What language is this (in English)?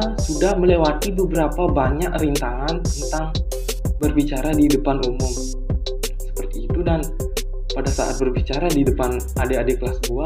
Indonesian